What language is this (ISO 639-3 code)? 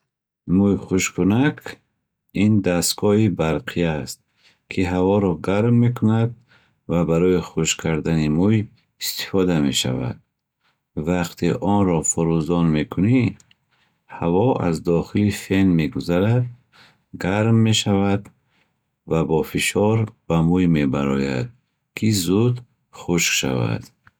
bhh